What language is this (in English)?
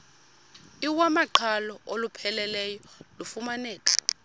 Xhosa